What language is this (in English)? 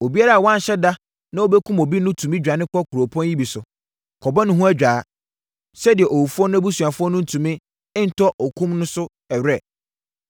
Akan